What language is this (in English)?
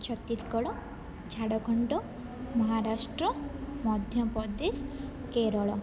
Odia